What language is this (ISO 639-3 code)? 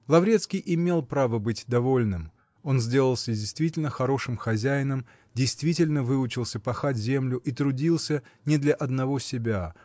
rus